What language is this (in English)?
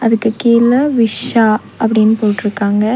Tamil